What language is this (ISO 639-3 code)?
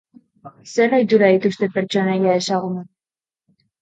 eus